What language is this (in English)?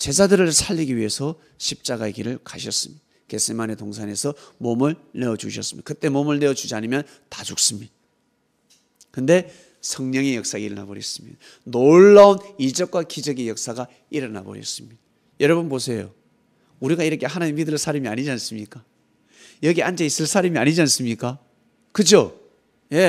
Korean